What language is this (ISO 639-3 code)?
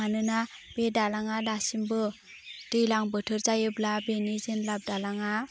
brx